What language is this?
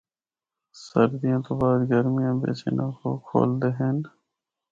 Northern Hindko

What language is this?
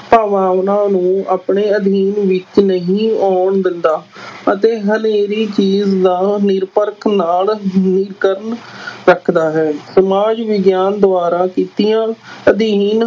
Punjabi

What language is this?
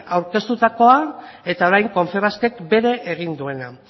Basque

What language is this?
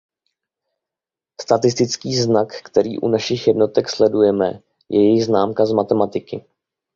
Czech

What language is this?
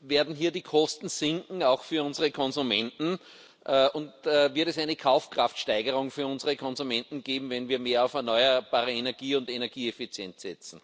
German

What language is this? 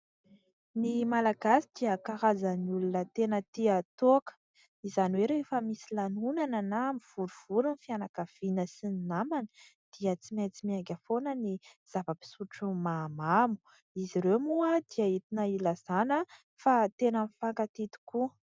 Malagasy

